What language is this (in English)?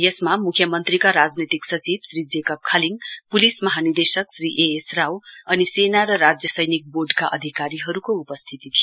Nepali